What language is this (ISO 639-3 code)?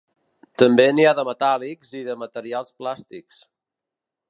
cat